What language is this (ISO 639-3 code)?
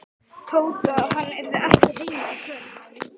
isl